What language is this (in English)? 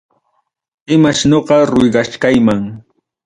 Ayacucho Quechua